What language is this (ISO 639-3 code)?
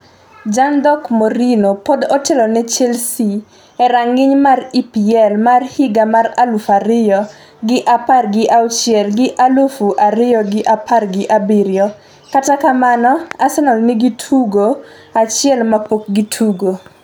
luo